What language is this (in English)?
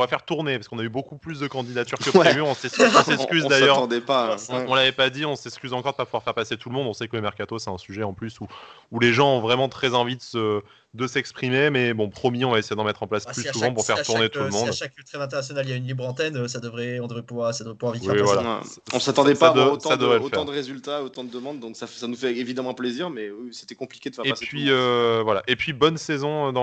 French